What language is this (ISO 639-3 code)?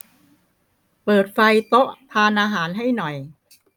tha